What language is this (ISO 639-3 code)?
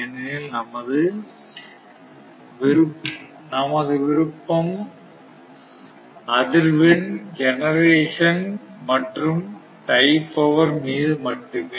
tam